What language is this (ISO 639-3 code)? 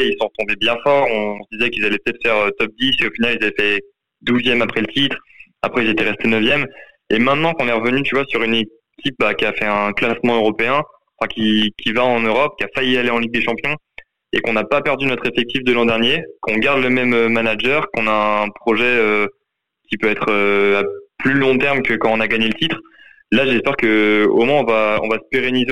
fra